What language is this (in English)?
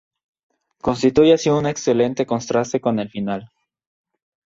Spanish